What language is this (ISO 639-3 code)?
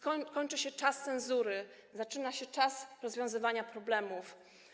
pol